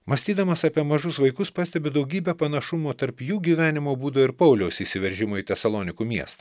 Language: Lithuanian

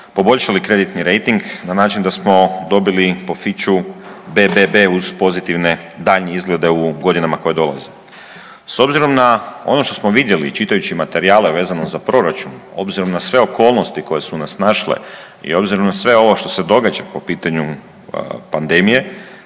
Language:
Croatian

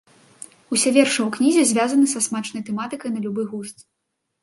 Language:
Belarusian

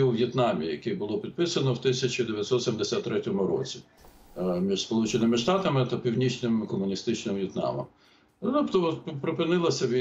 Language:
Ukrainian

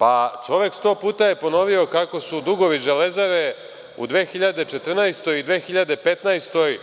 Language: Serbian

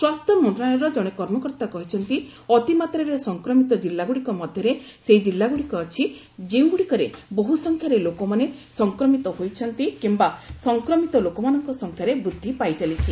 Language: Odia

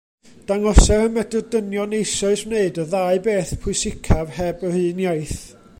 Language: Welsh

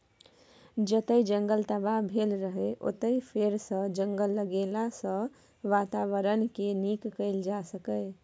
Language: Maithili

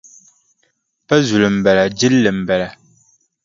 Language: Dagbani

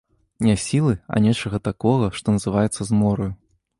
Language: Belarusian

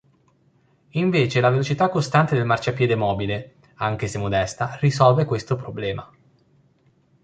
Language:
Italian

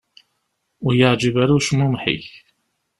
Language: Kabyle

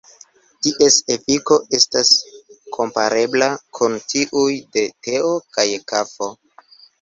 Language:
Esperanto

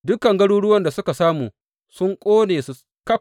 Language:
Hausa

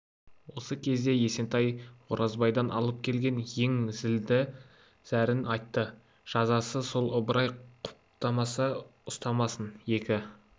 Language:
Kazakh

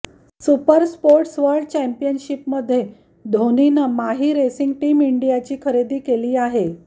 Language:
Marathi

